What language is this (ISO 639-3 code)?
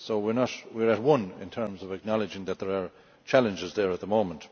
eng